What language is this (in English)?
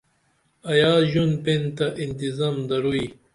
Dameli